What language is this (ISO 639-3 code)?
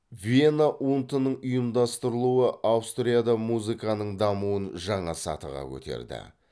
kaz